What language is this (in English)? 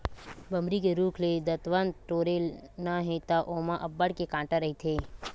Chhattisgarhi